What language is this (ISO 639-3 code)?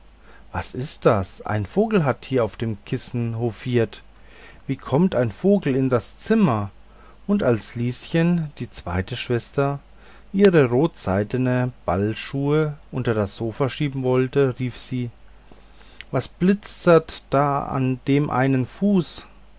deu